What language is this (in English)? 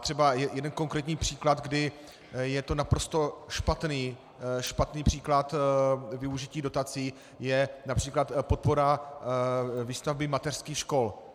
Czech